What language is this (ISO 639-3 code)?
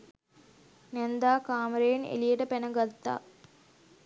sin